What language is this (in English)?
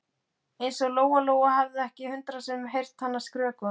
Icelandic